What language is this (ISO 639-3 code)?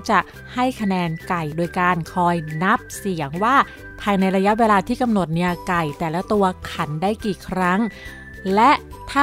tha